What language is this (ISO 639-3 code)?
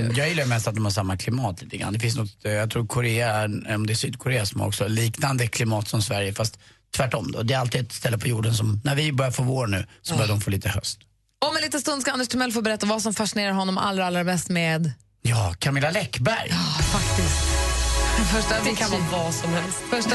swe